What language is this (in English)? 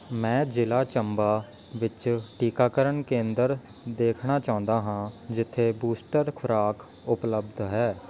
Punjabi